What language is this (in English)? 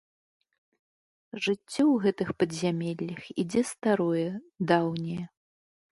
Belarusian